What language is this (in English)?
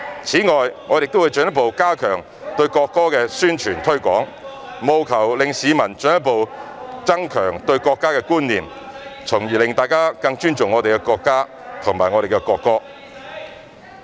Cantonese